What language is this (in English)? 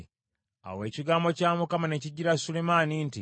Ganda